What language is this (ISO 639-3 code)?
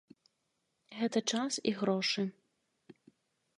bel